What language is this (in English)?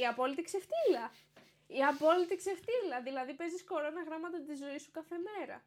Greek